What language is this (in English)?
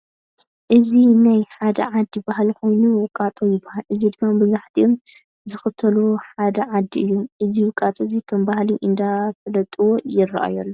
Tigrinya